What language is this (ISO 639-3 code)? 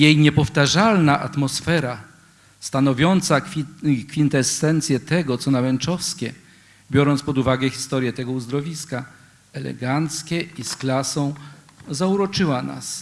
pol